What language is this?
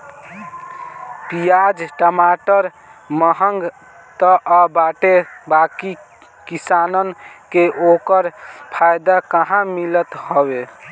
Bhojpuri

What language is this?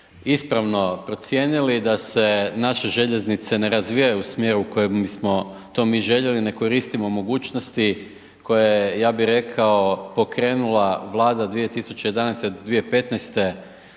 Croatian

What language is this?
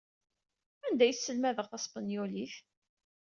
Kabyle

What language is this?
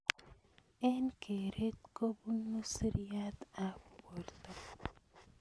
Kalenjin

